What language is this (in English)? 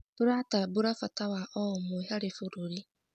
Kikuyu